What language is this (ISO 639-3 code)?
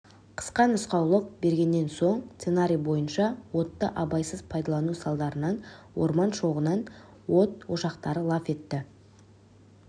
kaz